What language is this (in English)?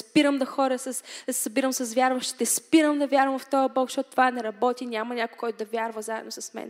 Bulgarian